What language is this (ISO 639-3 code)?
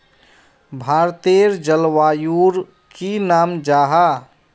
mag